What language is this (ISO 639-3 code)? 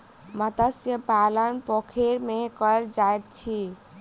mai